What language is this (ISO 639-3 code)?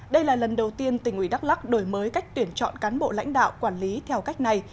vie